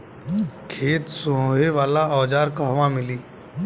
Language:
Bhojpuri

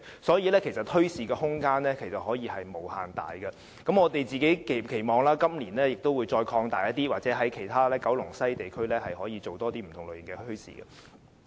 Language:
Cantonese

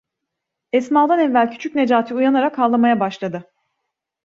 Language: Turkish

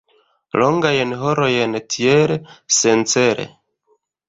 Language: Esperanto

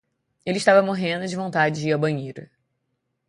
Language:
Portuguese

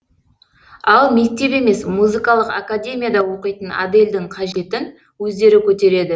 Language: Kazakh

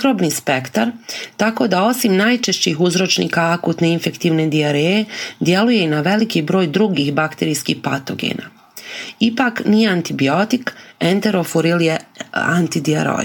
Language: Croatian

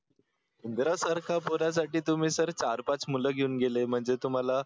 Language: Marathi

